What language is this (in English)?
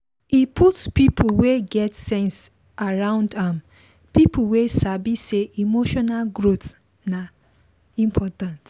Nigerian Pidgin